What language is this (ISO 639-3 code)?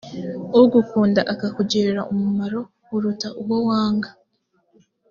kin